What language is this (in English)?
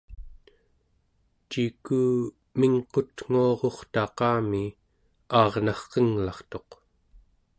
Central Yupik